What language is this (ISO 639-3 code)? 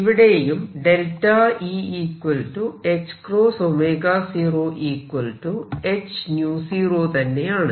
mal